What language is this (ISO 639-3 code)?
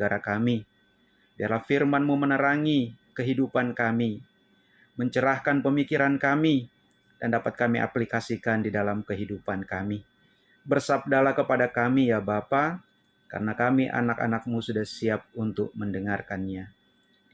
ind